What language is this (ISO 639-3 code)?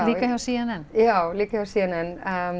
isl